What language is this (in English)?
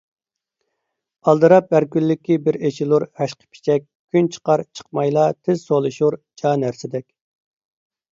Uyghur